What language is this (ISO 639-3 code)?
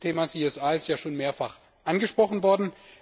deu